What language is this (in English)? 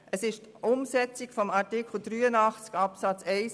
Swiss German